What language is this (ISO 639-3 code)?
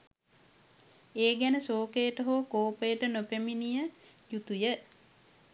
sin